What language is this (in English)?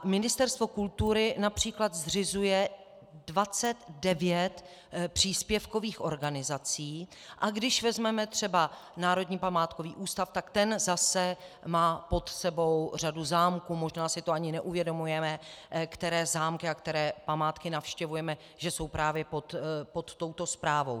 Czech